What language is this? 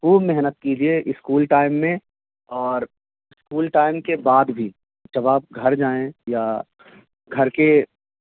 Urdu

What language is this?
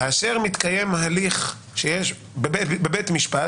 Hebrew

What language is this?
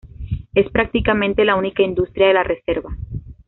Spanish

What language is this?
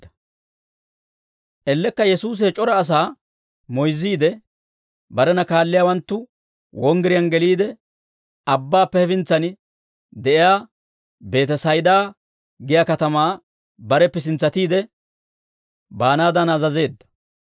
Dawro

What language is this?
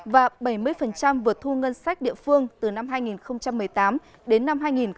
Vietnamese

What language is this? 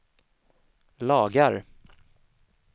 Swedish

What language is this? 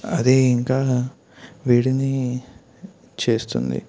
Telugu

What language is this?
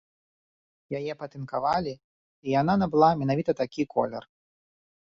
Belarusian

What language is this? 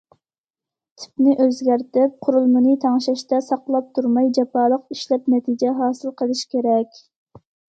Uyghur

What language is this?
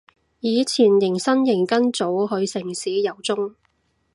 Cantonese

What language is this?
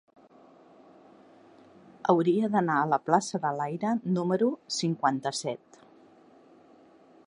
Catalan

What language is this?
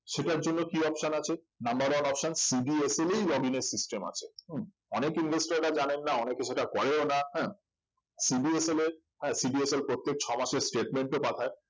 Bangla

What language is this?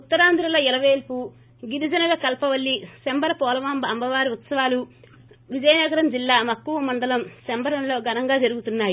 Telugu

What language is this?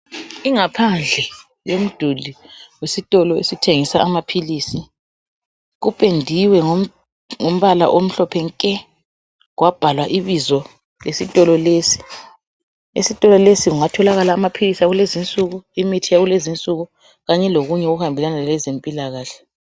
North Ndebele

